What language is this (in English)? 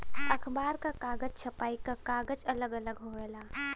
Bhojpuri